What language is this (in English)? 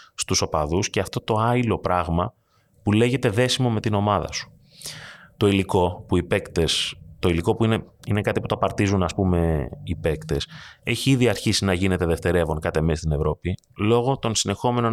Greek